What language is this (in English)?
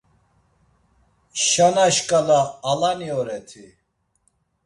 Laz